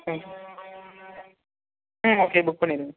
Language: Tamil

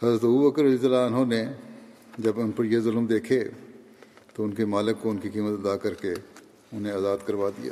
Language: Urdu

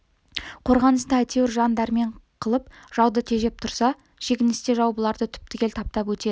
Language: Kazakh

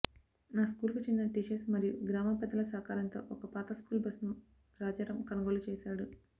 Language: Telugu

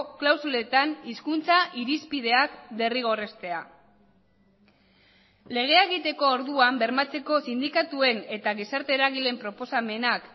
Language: Basque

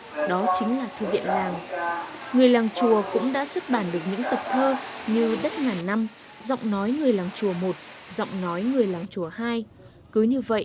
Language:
Vietnamese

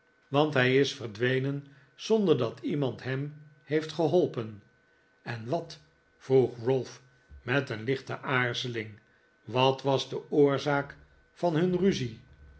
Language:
Dutch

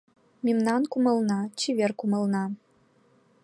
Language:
Mari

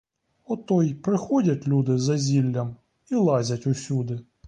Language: Ukrainian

